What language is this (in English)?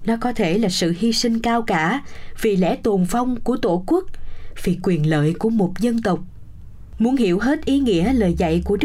Vietnamese